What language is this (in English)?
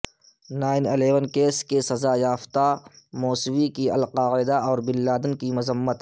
Urdu